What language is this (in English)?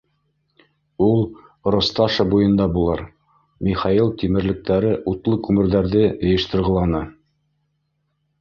Bashkir